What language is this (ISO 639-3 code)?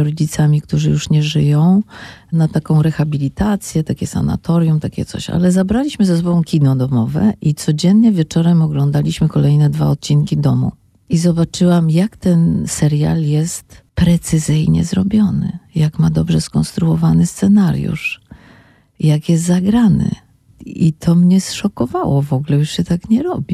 pol